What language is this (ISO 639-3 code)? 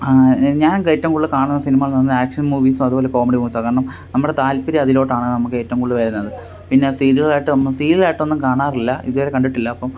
mal